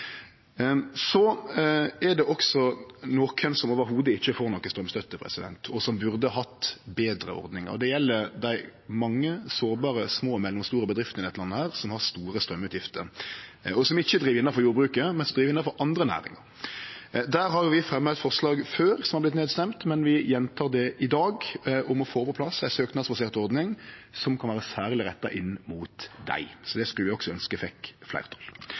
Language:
Norwegian Nynorsk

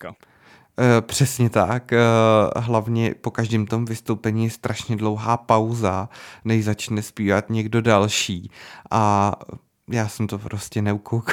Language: Czech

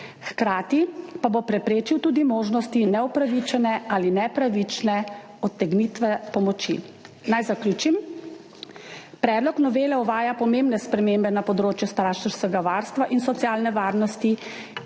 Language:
Slovenian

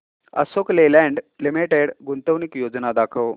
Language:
Marathi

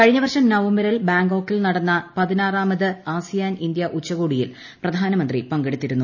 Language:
Malayalam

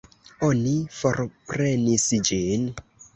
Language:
Esperanto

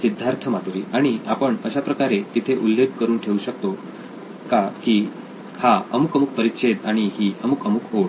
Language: Marathi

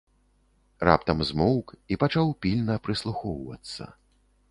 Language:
Belarusian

